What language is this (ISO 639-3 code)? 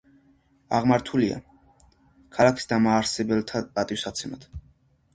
kat